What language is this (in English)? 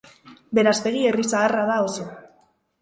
Basque